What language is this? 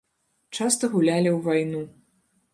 Belarusian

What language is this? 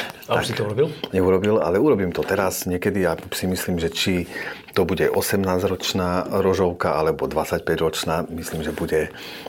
Slovak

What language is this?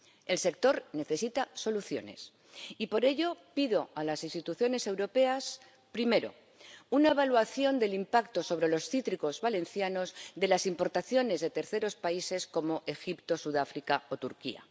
Spanish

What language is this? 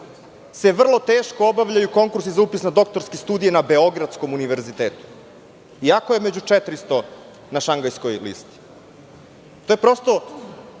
Serbian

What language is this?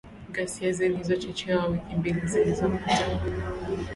Swahili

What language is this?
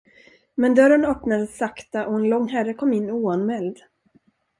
Swedish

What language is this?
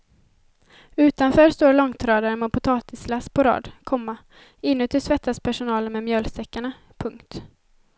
Swedish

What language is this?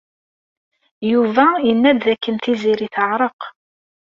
Kabyle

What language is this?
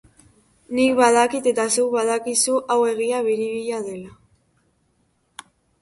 Basque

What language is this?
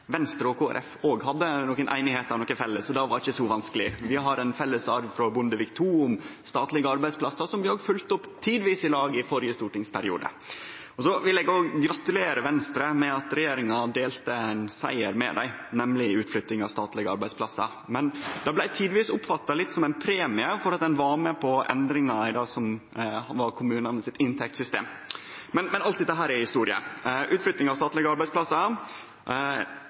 Norwegian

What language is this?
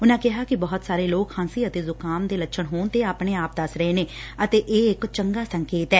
Punjabi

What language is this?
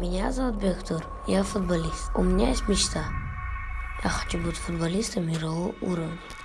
Russian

